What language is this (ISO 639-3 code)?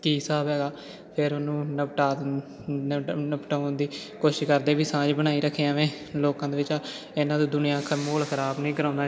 pan